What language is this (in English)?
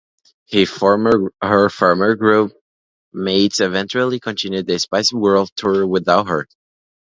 English